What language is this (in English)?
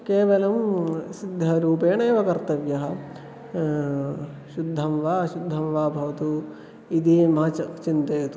Sanskrit